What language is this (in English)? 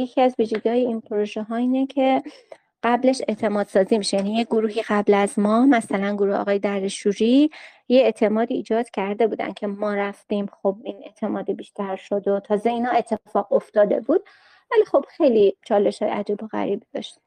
Persian